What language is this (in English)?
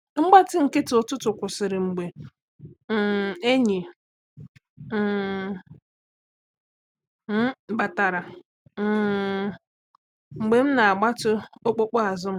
Igbo